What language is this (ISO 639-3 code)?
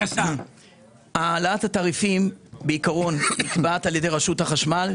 heb